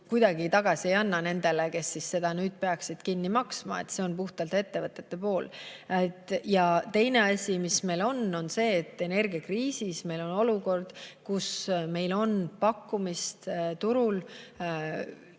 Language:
Estonian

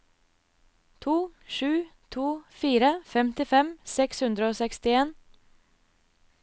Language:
Norwegian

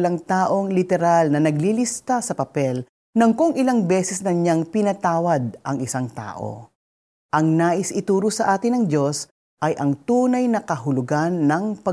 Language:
Filipino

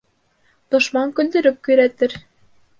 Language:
Bashkir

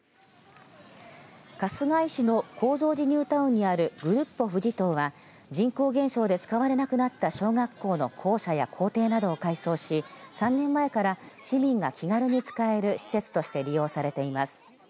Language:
Japanese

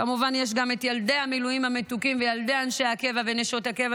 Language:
Hebrew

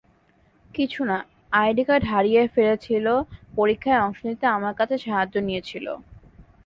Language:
Bangla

